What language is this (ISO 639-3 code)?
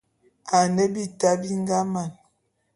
bum